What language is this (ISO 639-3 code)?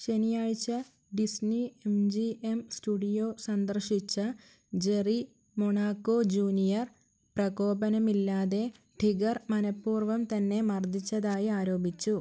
mal